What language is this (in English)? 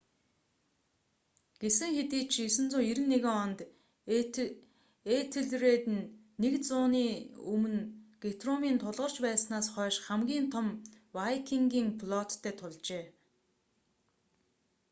Mongolian